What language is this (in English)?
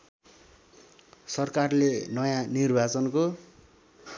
Nepali